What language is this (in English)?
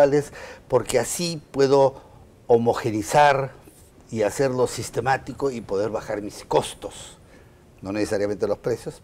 Spanish